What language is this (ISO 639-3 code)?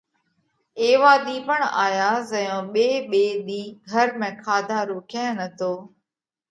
kvx